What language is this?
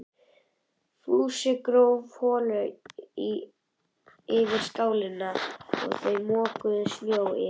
Icelandic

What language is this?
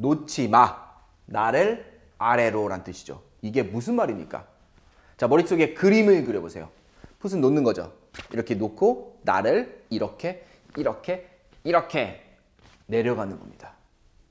Korean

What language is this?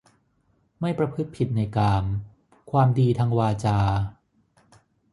Thai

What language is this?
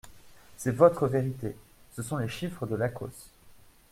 French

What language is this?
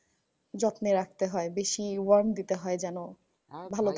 Bangla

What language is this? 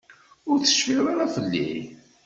Kabyle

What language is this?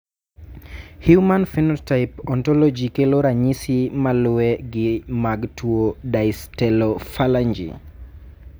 Luo (Kenya and Tanzania)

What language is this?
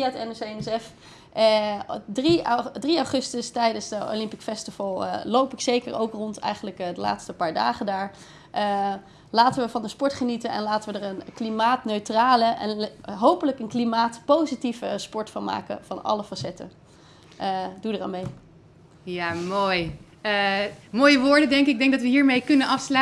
Dutch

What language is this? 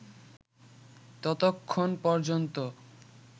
Bangla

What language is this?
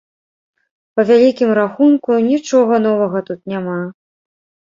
Belarusian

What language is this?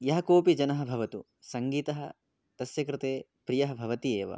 Sanskrit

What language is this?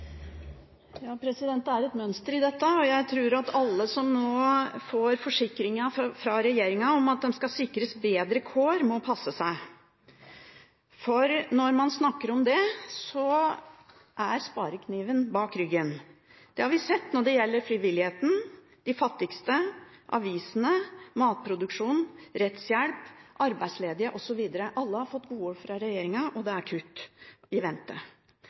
Norwegian Bokmål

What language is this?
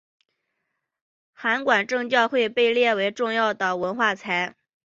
Chinese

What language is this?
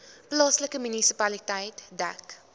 Afrikaans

